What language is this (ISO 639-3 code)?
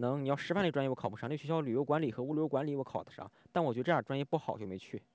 zho